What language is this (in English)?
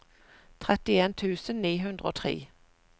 Norwegian